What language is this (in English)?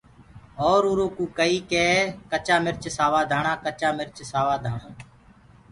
Gurgula